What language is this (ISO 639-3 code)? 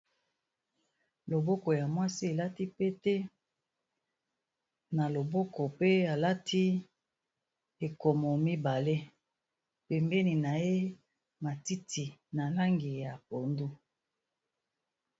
lin